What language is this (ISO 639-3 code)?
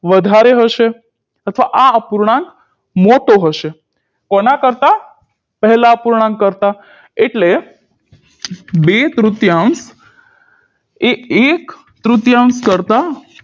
guj